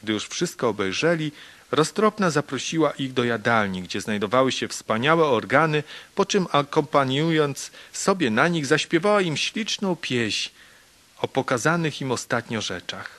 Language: Polish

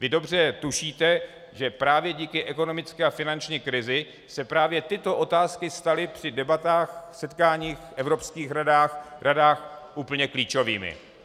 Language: Czech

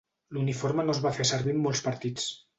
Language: Catalan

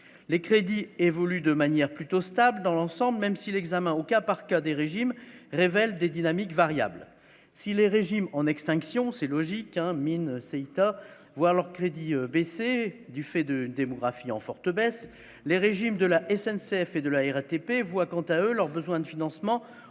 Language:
French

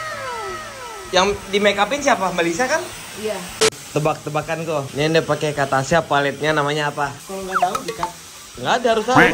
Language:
Indonesian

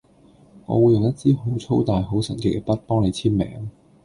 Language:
Cantonese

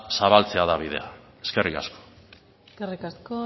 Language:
Basque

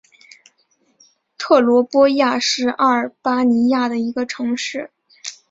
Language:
Chinese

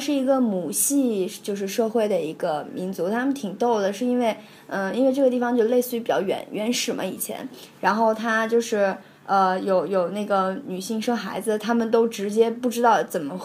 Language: Chinese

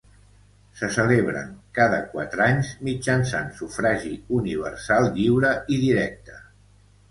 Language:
Catalan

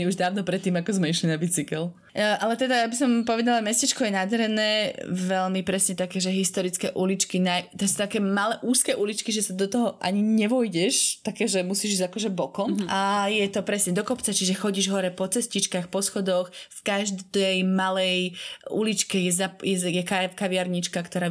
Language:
Slovak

